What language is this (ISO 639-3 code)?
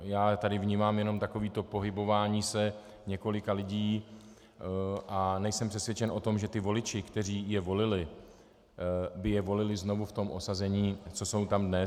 ces